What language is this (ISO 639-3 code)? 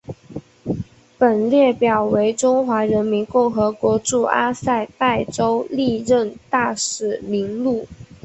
zho